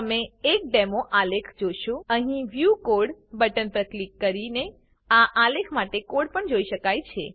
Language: Gujarati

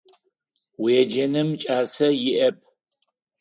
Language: Adyghe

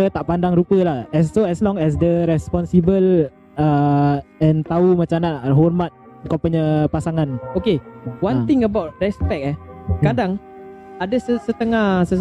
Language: Malay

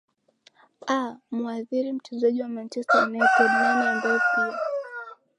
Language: Swahili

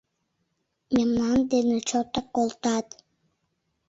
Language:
Mari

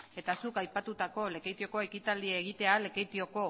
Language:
Basque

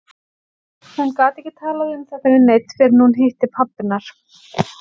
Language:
Icelandic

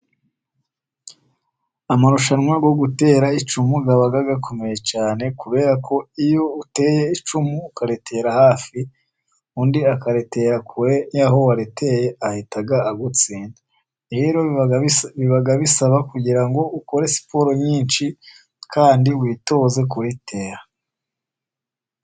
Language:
Kinyarwanda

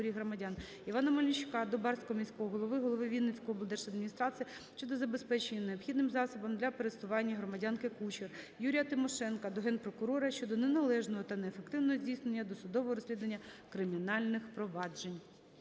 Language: Ukrainian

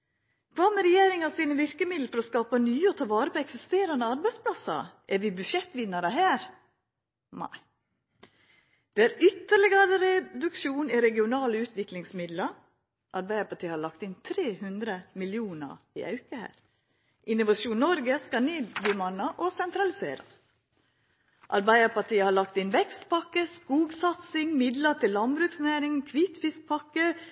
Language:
Norwegian Nynorsk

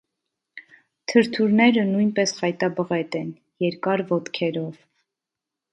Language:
Armenian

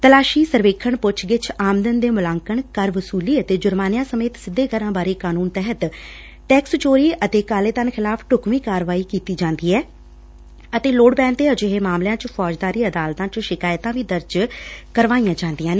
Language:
Punjabi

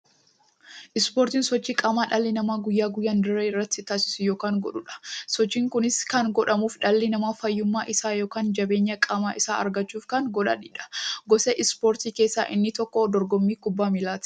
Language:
Oromo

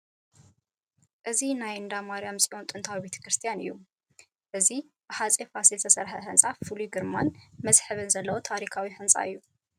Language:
Tigrinya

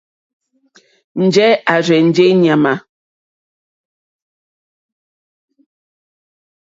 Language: Mokpwe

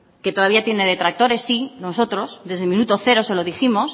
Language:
Spanish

